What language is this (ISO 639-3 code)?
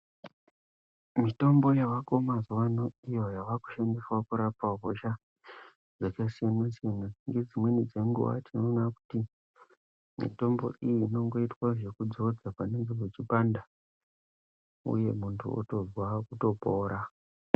ndc